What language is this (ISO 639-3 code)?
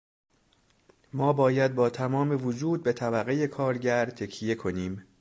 fas